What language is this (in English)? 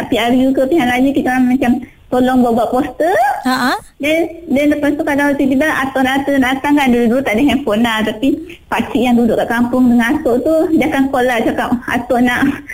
Malay